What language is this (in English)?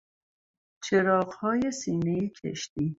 Persian